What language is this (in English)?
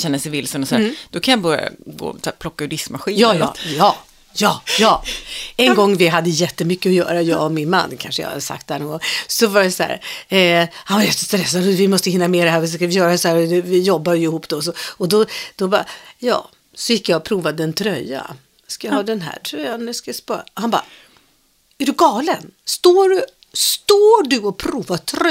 Swedish